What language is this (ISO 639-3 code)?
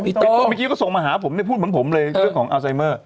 tha